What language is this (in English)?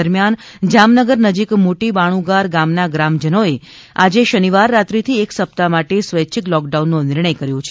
Gujarati